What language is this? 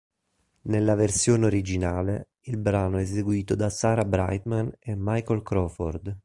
Italian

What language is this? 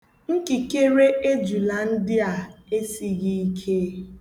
Igbo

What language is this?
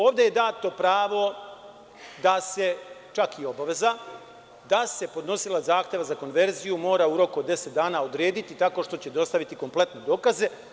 Serbian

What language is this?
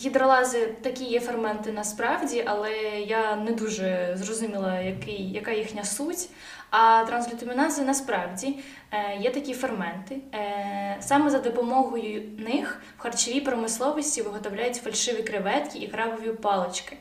Ukrainian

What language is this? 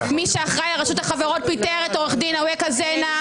Hebrew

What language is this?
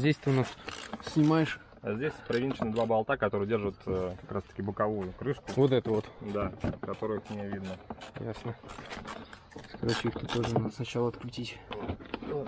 Russian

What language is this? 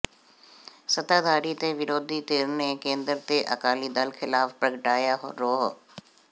Punjabi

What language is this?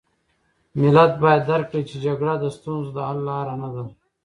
Pashto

